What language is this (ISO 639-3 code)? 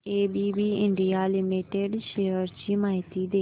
mar